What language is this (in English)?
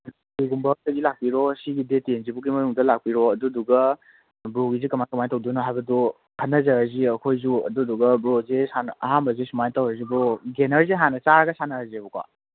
Manipuri